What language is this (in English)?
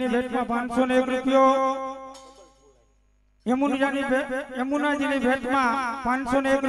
Gujarati